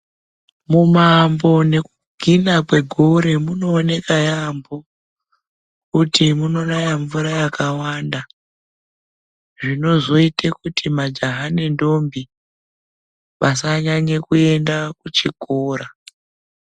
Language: Ndau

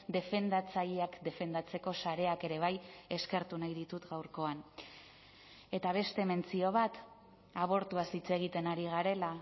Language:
Basque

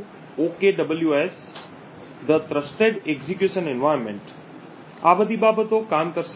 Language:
Gujarati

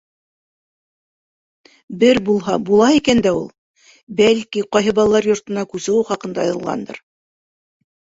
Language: Bashkir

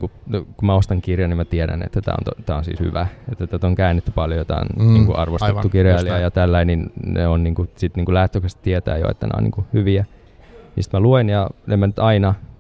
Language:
Finnish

